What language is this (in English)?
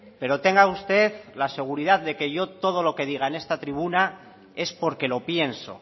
Spanish